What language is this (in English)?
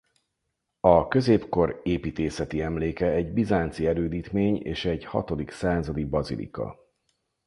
Hungarian